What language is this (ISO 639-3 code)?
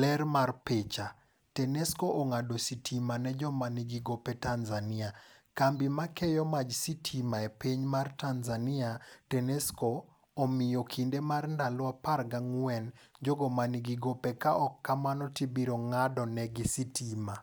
luo